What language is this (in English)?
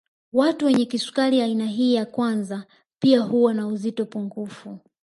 Swahili